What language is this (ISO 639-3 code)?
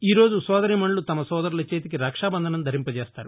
tel